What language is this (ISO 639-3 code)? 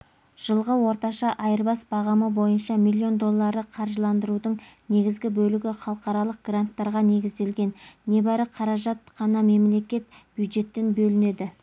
kaz